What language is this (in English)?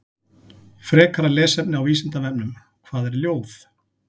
Icelandic